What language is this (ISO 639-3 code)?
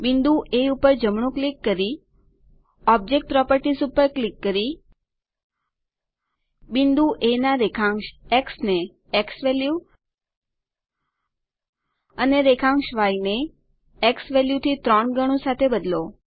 guj